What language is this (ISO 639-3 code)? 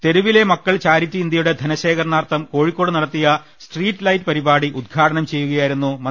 mal